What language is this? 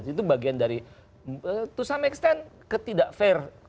Indonesian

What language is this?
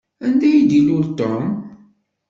Kabyle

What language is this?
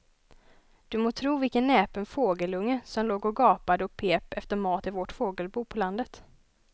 Swedish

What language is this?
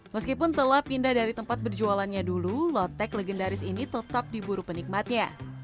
Indonesian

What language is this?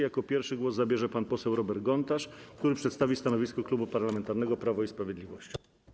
Polish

